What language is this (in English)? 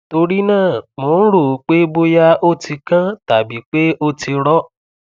Yoruba